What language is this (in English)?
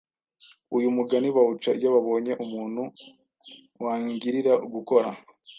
Kinyarwanda